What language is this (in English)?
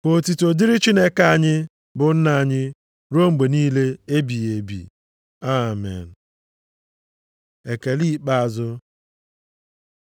Igbo